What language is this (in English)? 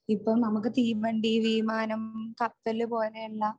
Malayalam